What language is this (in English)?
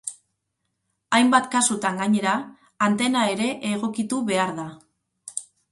Basque